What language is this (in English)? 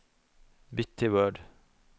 Norwegian